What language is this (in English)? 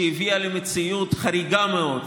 Hebrew